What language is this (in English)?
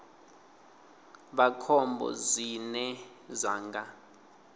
Venda